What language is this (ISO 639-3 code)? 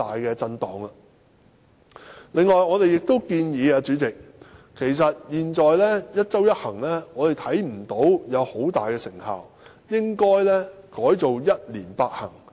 yue